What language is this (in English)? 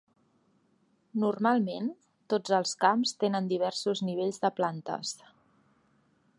Catalan